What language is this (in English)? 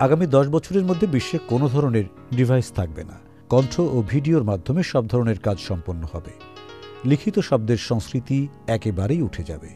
Bangla